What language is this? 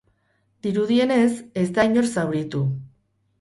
Basque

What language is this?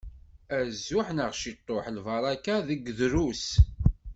Kabyle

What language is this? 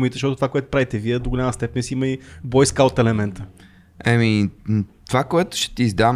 Bulgarian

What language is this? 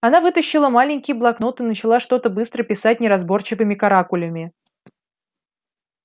Russian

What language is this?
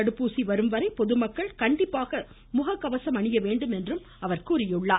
Tamil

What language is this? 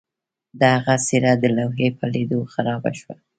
Pashto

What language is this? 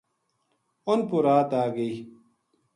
Gujari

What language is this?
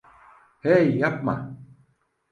Turkish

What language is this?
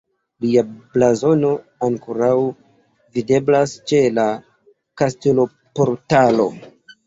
Esperanto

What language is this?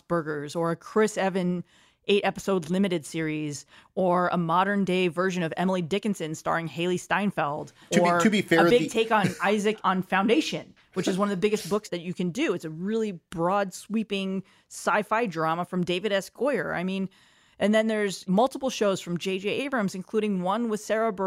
English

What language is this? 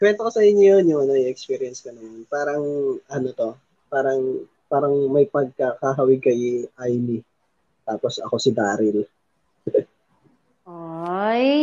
Filipino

